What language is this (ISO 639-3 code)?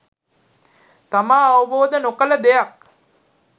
sin